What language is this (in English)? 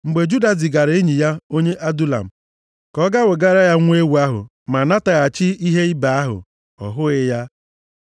Igbo